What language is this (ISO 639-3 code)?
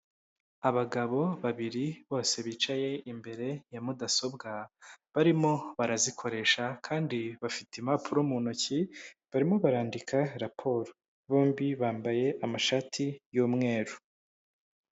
kin